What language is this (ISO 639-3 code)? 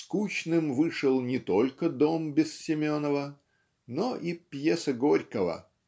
rus